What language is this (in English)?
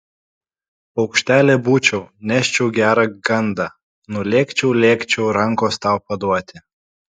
Lithuanian